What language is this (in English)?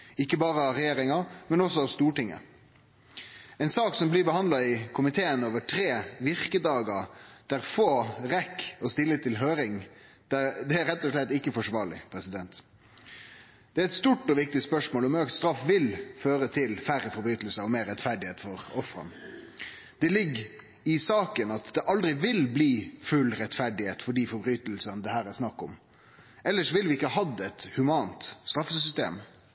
Norwegian Nynorsk